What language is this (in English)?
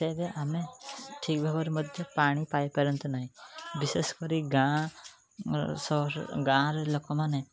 Odia